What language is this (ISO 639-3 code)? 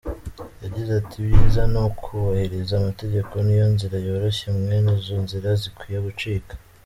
kin